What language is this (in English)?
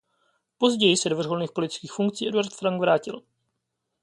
Czech